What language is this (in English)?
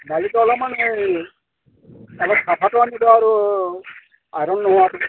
Assamese